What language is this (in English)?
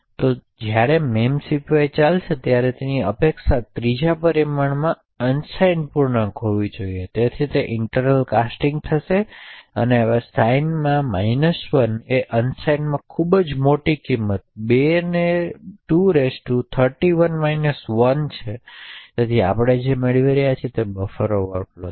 Gujarati